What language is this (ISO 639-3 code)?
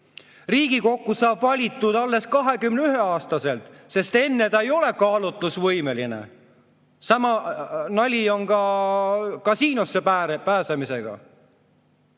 est